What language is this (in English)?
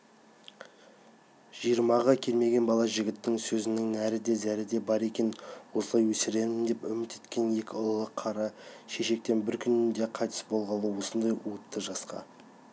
Kazakh